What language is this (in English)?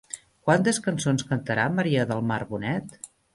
Catalan